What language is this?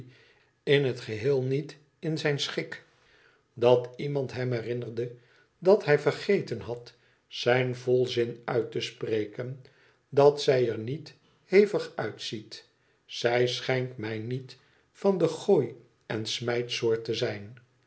Dutch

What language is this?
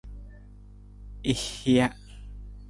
Nawdm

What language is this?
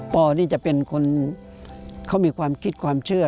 Thai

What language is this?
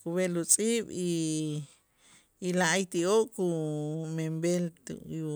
Itzá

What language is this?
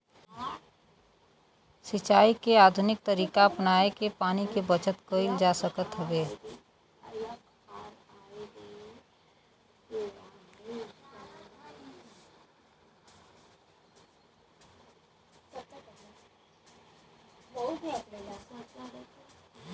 Bhojpuri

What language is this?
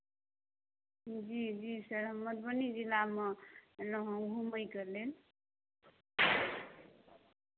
Maithili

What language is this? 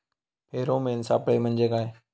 Marathi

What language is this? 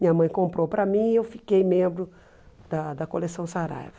Portuguese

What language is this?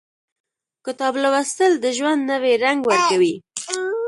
Pashto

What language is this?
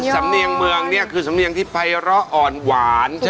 Thai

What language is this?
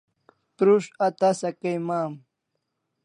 Kalasha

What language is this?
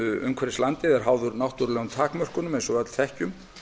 Icelandic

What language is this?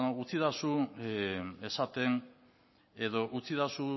Basque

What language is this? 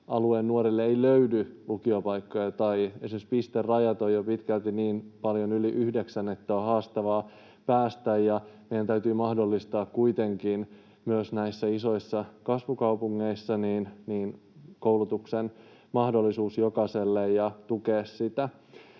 Finnish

